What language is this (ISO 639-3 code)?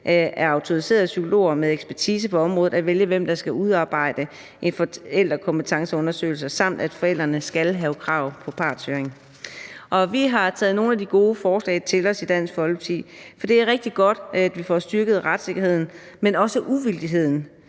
dan